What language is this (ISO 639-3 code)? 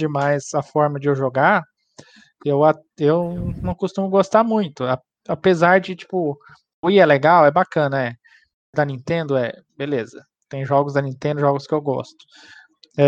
por